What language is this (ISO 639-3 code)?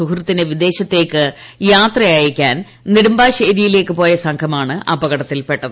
mal